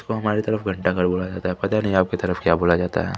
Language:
Hindi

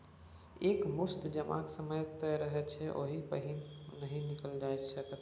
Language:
Maithili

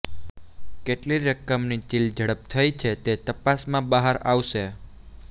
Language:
Gujarati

